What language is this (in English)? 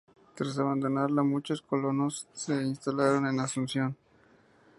Spanish